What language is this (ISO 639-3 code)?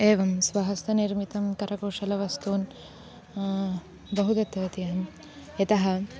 san